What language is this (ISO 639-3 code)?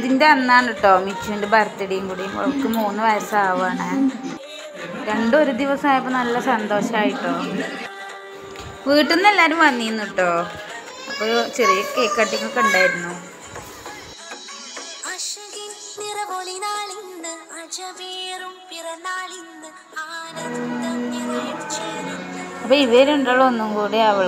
ara